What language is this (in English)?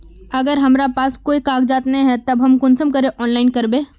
Magahi